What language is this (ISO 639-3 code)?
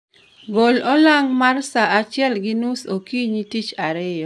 luo